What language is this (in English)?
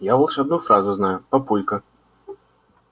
Russian